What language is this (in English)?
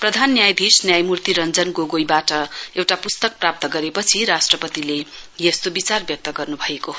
Nepali